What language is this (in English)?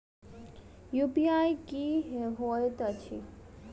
Maithili